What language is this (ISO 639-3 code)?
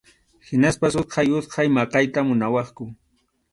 qxu